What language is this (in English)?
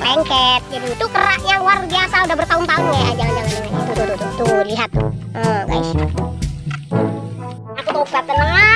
Indonesian